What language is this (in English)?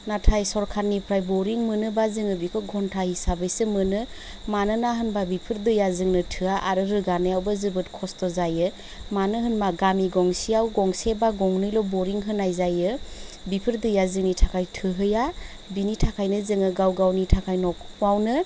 Bodo